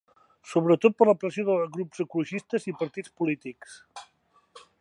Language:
Catalan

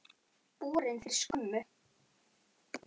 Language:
Icelandic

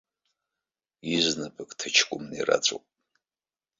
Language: Abkhazian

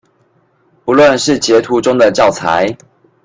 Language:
Chinese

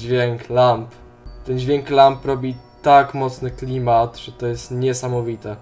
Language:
Polish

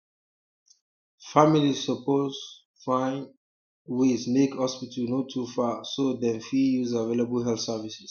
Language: Nigerian Pidgin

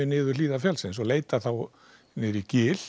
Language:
Icelandic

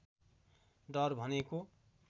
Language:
Nepali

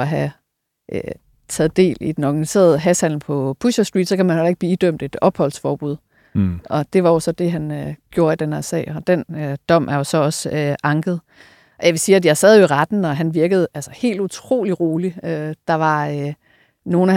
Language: Danish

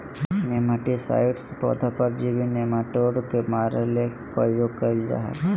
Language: Magahi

